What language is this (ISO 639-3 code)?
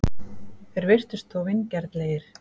isl